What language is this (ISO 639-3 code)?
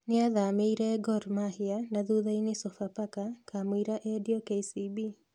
kik